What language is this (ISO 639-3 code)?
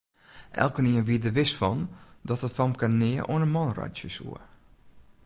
fry